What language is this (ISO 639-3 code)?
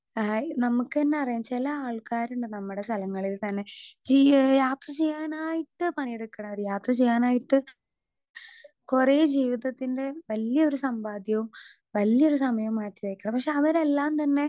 mal